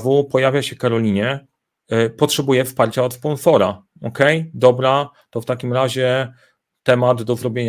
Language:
Polish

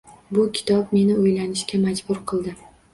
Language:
Uzbek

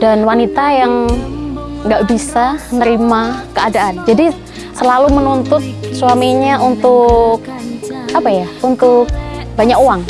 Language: Indonesian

